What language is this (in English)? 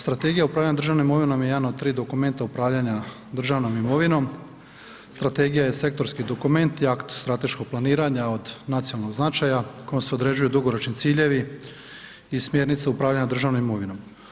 Croatian